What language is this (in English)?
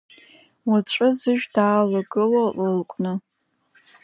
Abkhazian